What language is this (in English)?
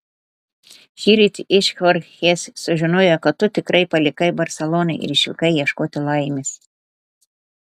Lithuanian